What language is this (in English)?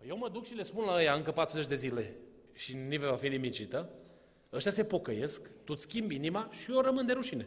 Romanian